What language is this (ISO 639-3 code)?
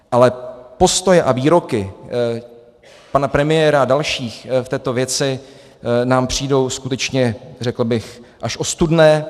ces